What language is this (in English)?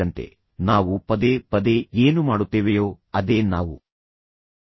Kannada